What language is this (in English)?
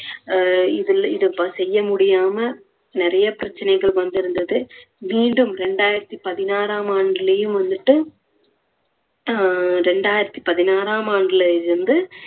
Tamil